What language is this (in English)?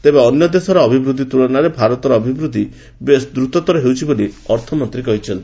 Odia